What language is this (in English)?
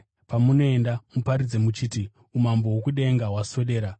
Shona